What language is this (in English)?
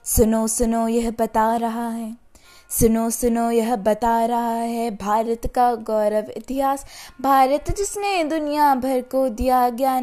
Hindi